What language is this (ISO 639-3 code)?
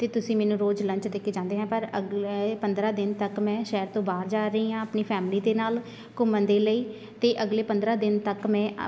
pan